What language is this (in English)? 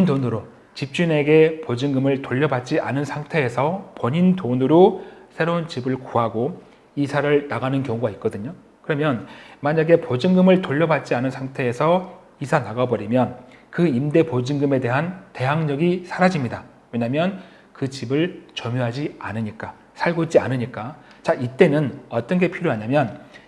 Korean